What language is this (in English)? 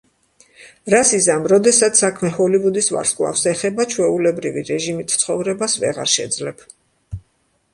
Georgian